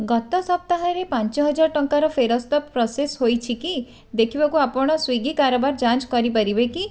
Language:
Odia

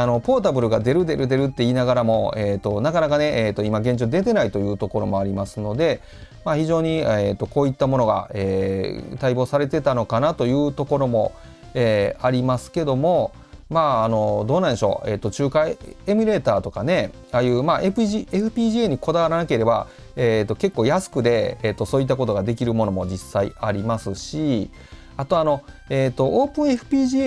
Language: Japanese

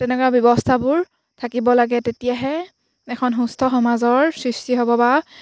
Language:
Assamese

